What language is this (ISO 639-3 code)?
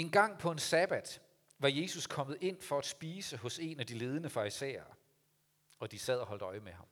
dan